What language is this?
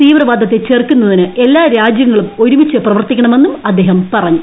Malayalam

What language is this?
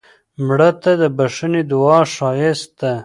Pashto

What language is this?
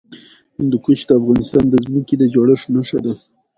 Pashto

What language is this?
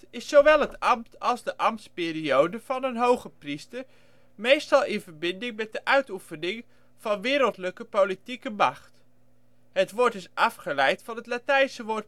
Dutch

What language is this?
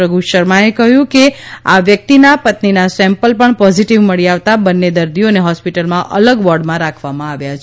Gujarati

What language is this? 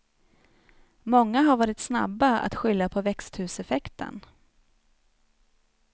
Swedish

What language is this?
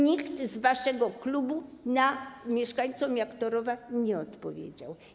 Polish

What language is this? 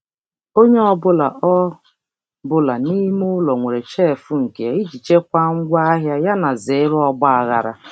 Igbo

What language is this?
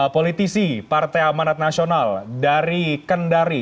Indonesian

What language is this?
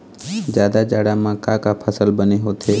Chhattisgarhi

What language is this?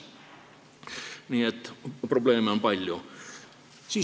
Estonian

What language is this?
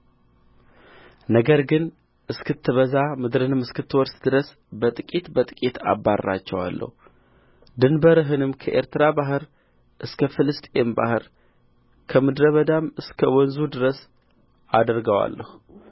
Amharic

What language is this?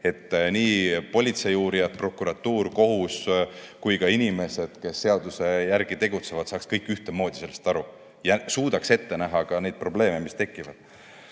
Estonian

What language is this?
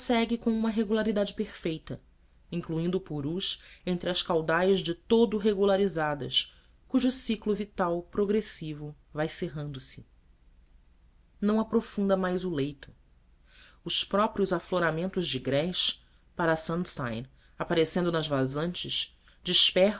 Portuguese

